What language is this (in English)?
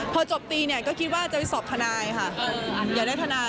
Thai